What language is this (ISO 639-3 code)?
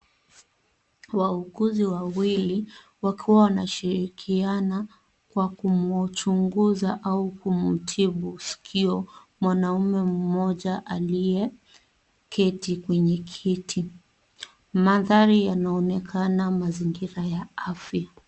swa